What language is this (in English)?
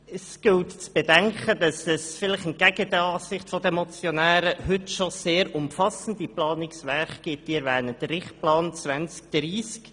Swiss German